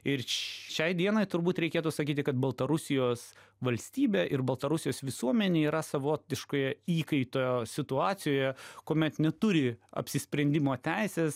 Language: Lithuanian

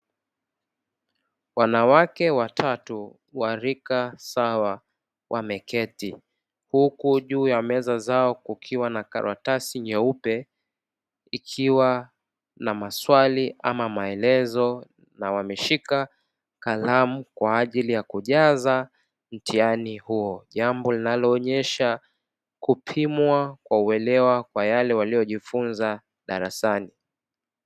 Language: Swahili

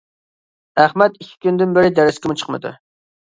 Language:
Uyghur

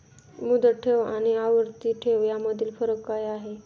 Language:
Marathi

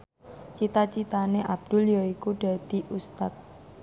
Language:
Javanese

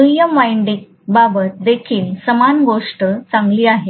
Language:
Marathi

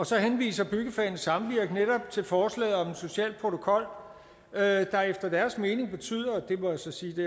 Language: Danish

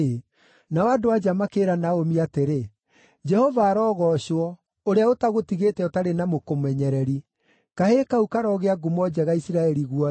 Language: Kikuyu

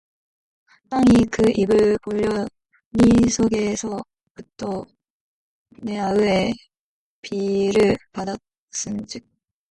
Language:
Korean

